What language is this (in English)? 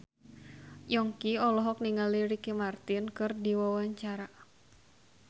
Sundanese